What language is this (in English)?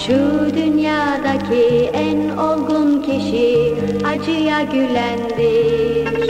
Turkish